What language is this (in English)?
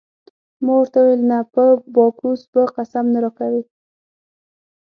Pashto